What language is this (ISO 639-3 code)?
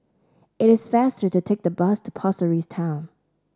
eng